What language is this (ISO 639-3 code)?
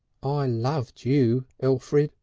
eng